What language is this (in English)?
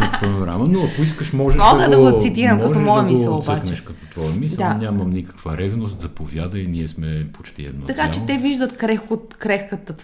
Bulgarian